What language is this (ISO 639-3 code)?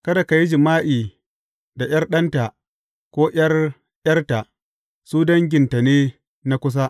hau